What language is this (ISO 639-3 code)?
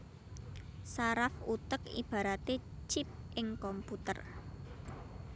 jav